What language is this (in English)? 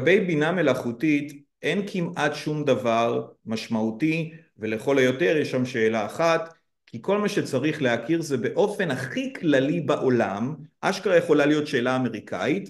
Hebrew